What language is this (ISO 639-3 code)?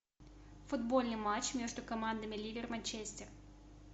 rus